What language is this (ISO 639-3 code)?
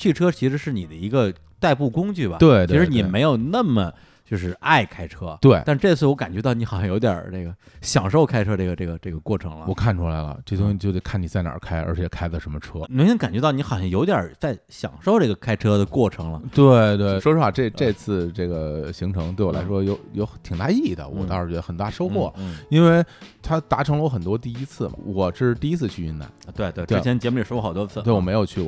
zho